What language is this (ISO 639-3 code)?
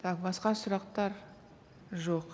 kaz